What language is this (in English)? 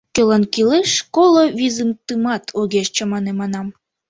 Mari